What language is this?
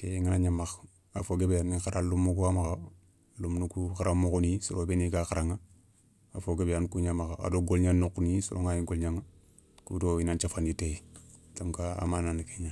Soninke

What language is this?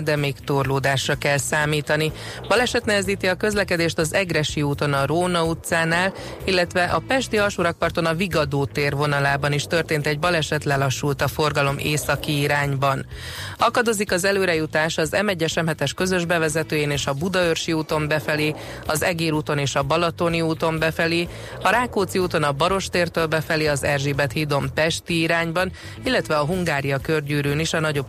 Hungarian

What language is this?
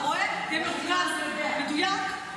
Hebrew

